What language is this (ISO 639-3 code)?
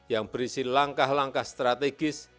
ind